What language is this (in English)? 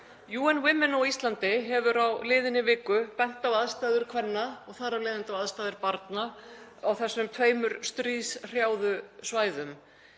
Icelandic